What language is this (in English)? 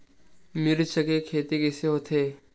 Chhattisgarhi